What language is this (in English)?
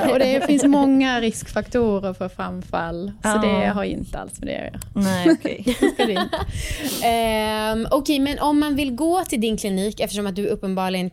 Swedish